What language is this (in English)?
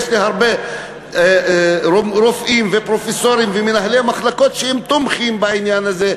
Hebrew